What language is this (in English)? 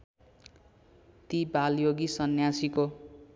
Nepali